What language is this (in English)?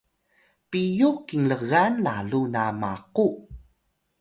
Atayal